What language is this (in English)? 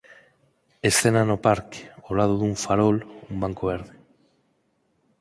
Galician